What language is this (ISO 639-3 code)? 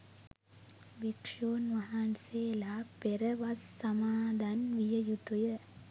sin